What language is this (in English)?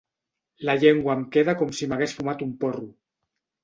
Catalan